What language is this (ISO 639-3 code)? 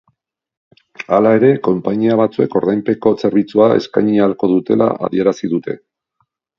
eus